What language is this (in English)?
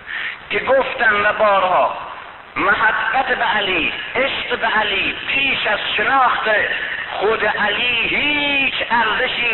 Persian